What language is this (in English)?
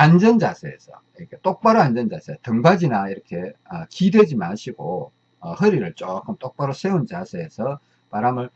Korean